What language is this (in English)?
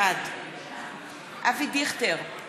Hebrew